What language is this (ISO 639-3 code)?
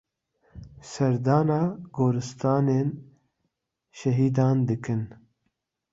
kur